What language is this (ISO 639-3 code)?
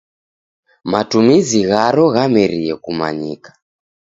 dav